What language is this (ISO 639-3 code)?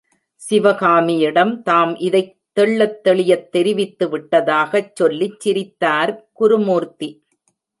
tam